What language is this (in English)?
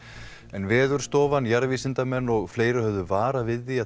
Icelandic